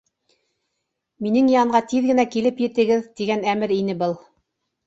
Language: Bashkir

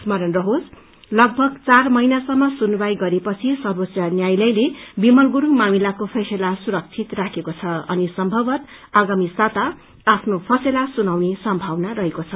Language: Nepali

